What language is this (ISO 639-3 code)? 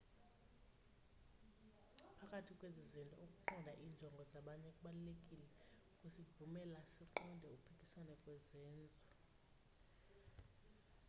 xho